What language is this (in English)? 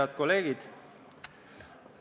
Estonian